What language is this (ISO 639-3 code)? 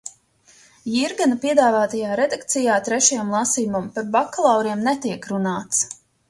lav